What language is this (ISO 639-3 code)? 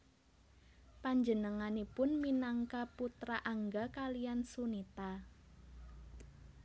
jav